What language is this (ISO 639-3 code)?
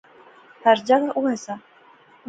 phr